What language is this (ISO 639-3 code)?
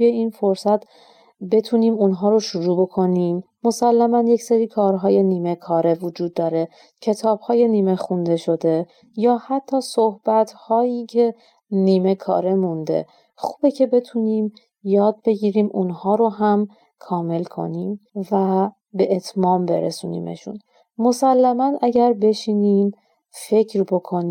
fas